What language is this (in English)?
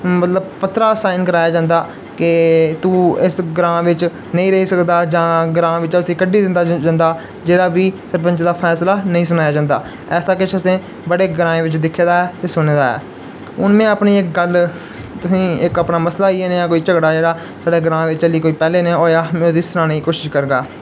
Dogri